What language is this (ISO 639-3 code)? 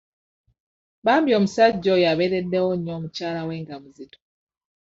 lug